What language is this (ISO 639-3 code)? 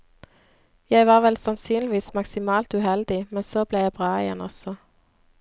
nor